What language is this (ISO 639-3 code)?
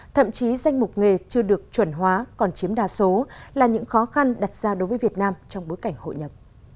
vie